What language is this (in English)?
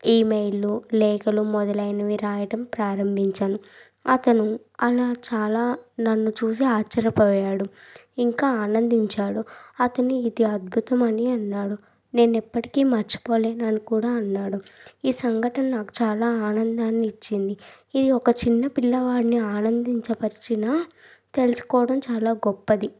Telugu